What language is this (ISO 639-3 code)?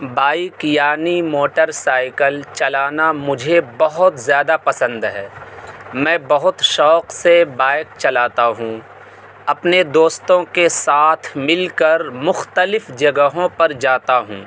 urd